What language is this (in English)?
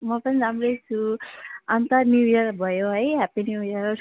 Nepali